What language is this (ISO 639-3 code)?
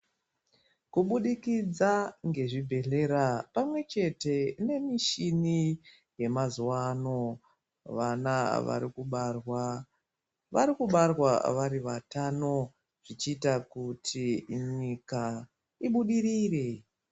ndc